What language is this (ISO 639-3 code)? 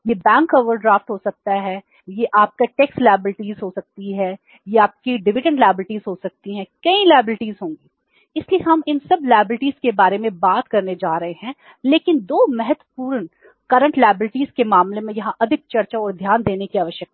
hin